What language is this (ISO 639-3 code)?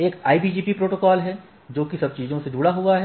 hin